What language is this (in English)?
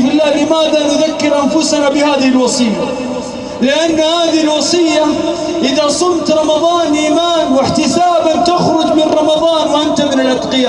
Arabic